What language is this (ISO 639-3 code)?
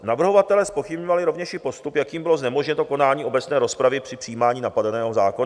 ces